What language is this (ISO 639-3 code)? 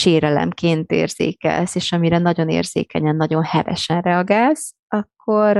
hun